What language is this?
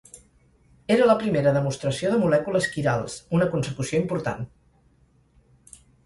Catalan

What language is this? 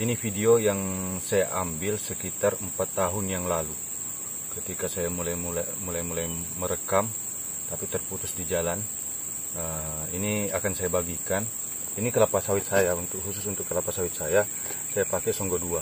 Indonesian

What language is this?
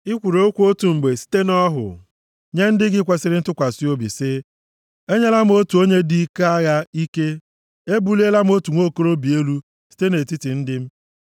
Igbo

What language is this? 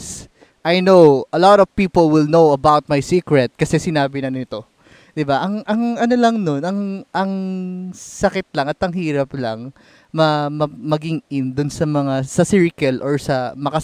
Filipino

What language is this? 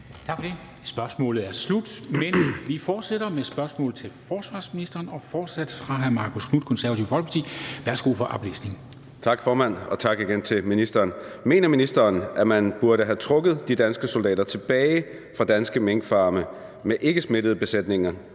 Danish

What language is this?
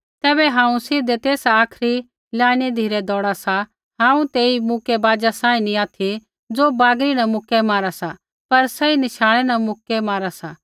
Kullu Pahari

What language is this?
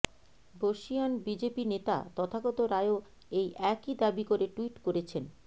Bangla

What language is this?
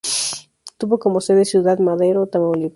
Spanish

